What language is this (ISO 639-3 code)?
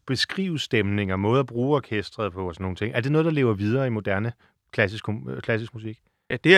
dan